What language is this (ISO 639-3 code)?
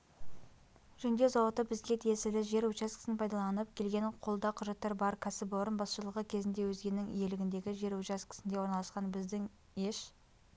kaz